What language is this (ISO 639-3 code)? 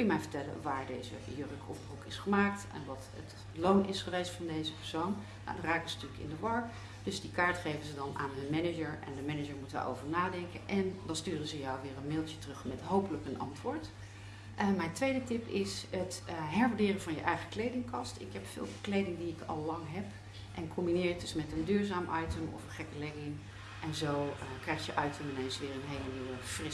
nld